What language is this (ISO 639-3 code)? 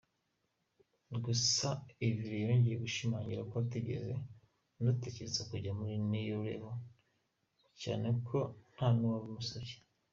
kin